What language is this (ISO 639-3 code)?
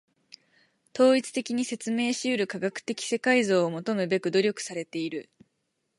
jpn